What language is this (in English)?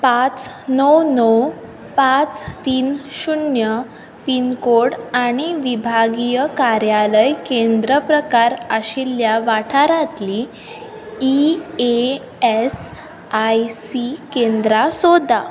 Konkani